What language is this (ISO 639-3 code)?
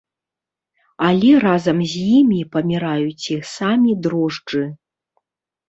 bel